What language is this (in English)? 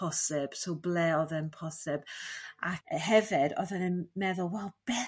Welsh